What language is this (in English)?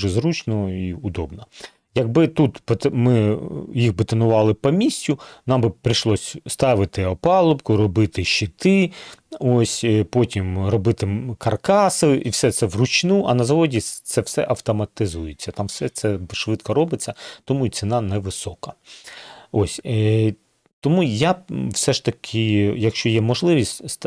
Ukrainian